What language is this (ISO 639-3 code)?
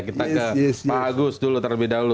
ind